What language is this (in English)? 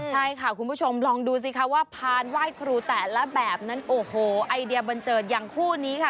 Thai